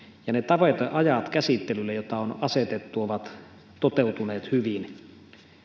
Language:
Finnish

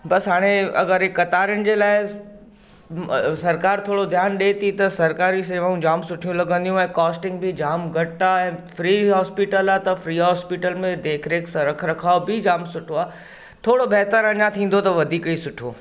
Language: Sindhi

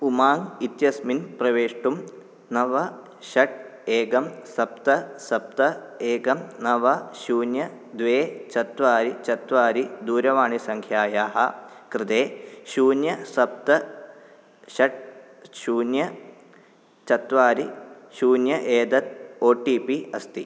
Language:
Sanskrit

